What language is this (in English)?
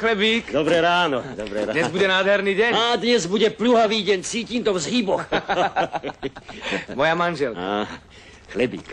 Czech